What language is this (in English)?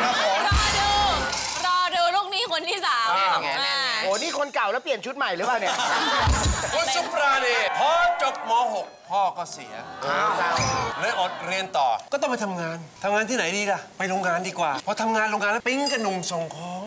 Thai